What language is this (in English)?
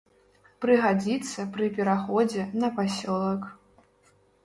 Belarusian